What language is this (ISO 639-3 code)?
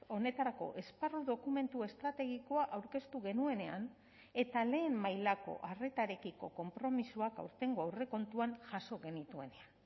eus